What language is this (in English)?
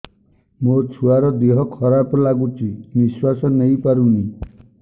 Odia